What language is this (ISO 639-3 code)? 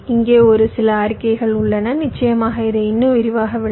tam